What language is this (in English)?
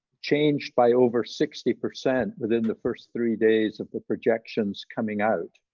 English